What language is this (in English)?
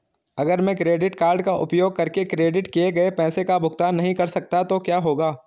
Hindi